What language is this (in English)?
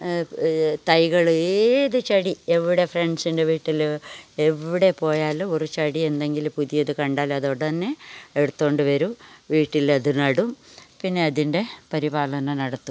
Malayalam